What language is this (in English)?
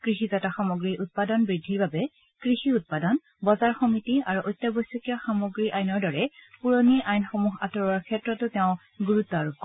Assamese